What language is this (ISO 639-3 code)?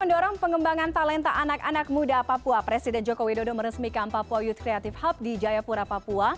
ind